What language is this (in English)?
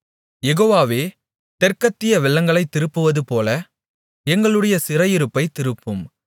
Tamil